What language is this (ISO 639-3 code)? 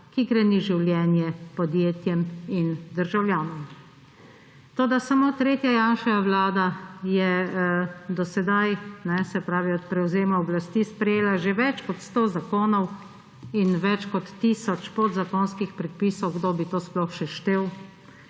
slv